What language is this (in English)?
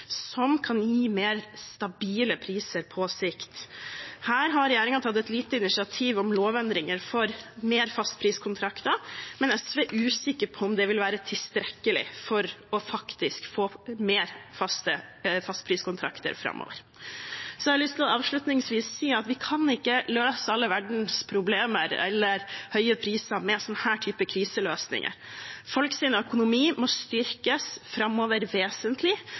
Norwegian Bokmål